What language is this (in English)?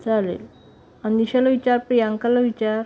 Marathi